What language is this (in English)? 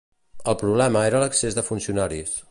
Catalan